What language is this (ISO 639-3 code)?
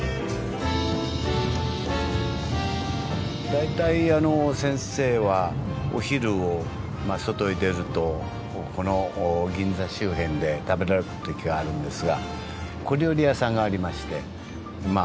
jpn